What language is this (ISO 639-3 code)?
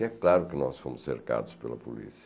por